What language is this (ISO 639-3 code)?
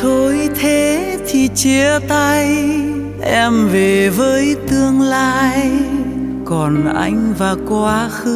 vie